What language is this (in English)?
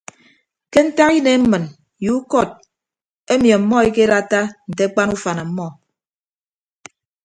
Ibibio